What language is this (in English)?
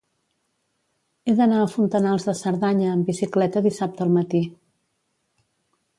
Catalan